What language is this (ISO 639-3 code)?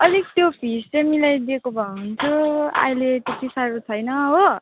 nep